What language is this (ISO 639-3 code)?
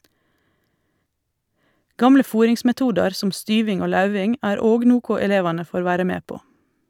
nor